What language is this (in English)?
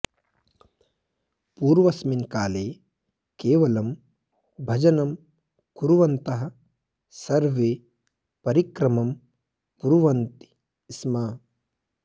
Sanskrit